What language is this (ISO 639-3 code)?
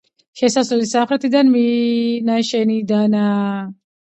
kat